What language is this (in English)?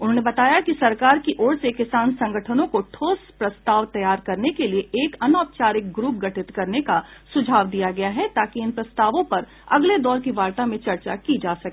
Hindi